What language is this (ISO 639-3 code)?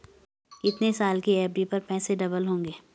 hin